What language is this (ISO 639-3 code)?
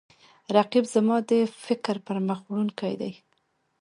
pus